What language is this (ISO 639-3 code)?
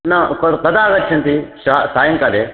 san